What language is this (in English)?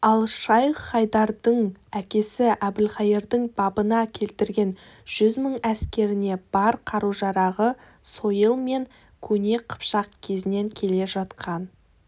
Kazakh